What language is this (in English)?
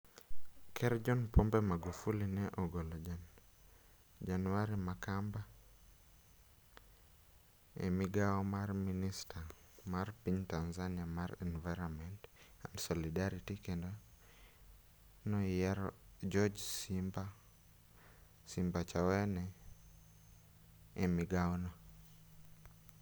Luo (Kenya and Tanzania)